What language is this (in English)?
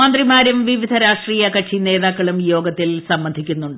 Malayalam